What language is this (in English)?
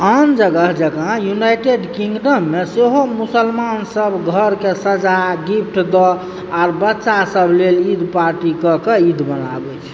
Maithili